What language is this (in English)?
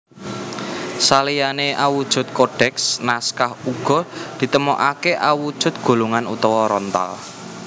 Javanese